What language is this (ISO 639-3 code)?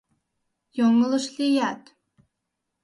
chm